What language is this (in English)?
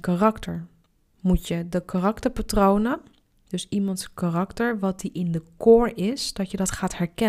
Dutch